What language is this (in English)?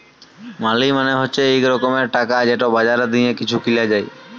Bangla